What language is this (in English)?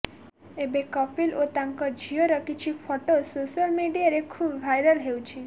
Odia